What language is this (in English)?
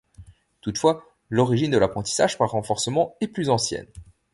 French